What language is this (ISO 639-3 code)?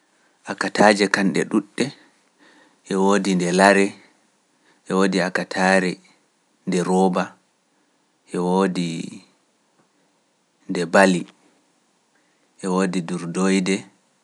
fuf